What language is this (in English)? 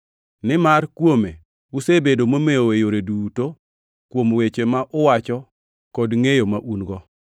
Luo (Kenya and Tanzania)